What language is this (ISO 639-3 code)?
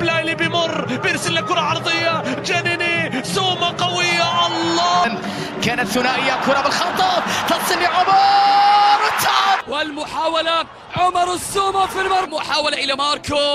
ara